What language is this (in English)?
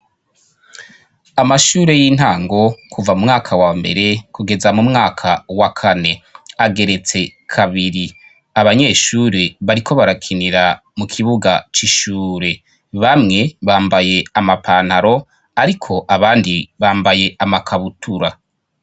Rundi